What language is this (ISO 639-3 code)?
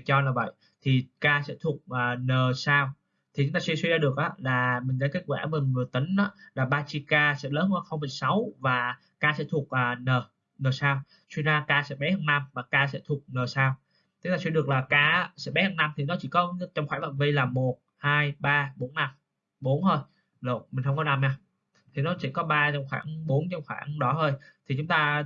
vie